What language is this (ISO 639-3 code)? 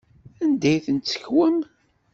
kab